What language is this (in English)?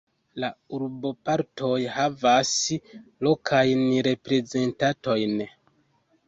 Esperanto